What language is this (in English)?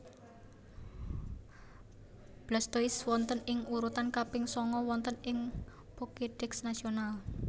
Javanese